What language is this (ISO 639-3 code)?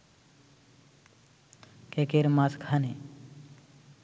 ben